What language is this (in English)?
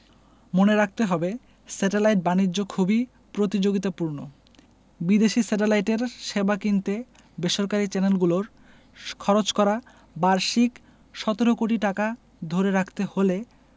Bangla